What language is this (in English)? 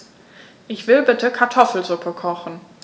German